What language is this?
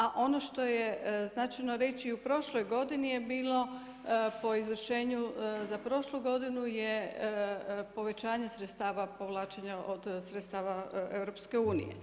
Croatian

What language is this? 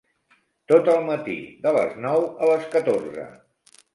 Catalan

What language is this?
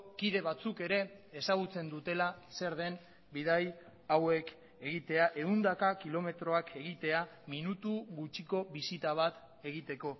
Basque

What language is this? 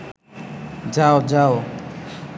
Bangla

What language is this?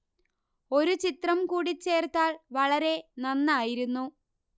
Malayalam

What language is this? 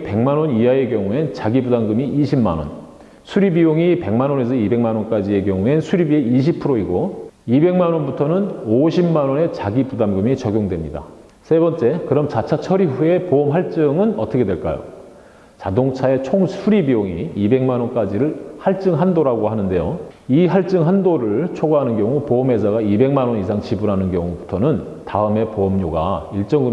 Korean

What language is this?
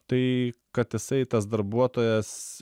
Lithuanian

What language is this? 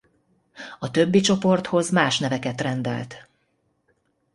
Hungarian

